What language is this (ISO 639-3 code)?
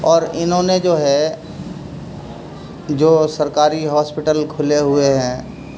urd